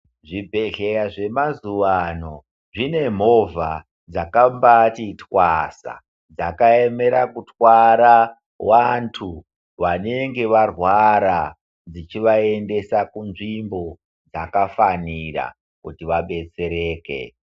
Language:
Ndau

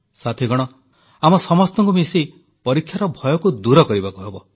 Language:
Odia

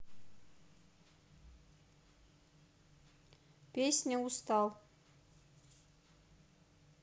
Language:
Russian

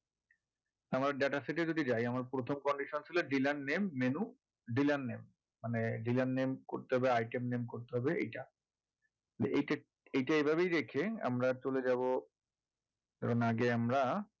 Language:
Bangla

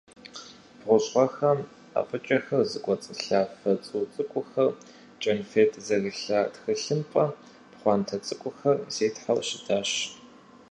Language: Kabardian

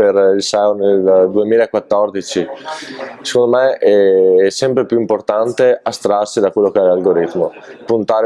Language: Italian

